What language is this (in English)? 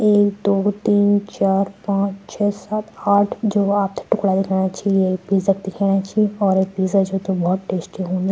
Garhwali